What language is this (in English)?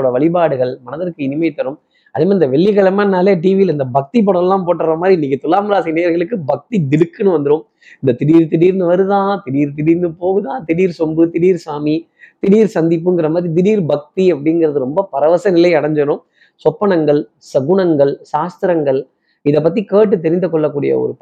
Tamil